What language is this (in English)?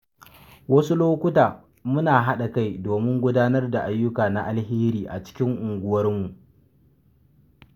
Hausa